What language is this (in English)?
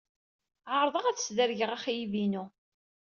Kabyle